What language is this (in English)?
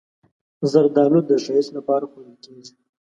Pashto